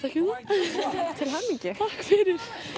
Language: Icelandic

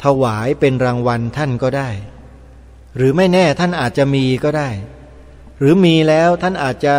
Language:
Thai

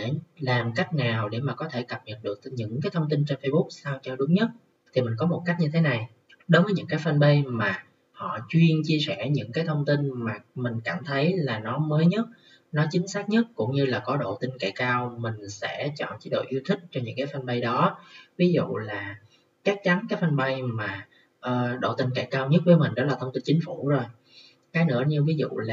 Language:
Vietnamese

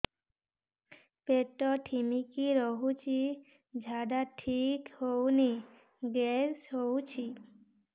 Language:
Odia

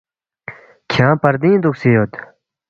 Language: Balti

